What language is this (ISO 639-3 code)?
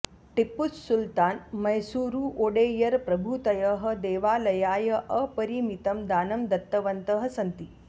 san